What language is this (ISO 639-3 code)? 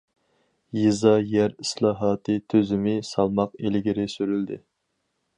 uig